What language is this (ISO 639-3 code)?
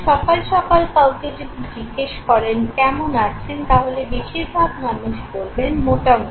ben